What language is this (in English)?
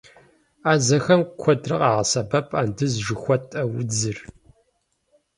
Kabardian